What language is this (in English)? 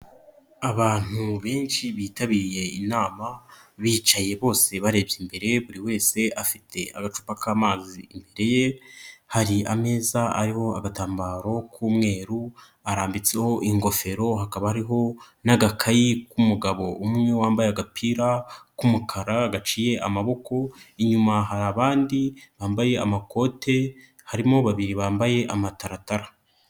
Kinyarwanda